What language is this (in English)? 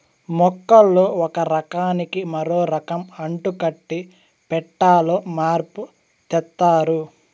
Telugu